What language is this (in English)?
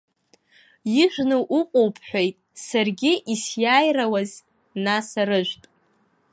Abkhazian